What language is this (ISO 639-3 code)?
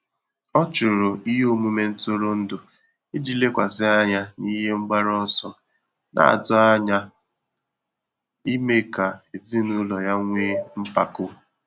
ibo